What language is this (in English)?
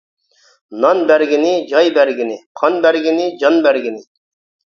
Uyghur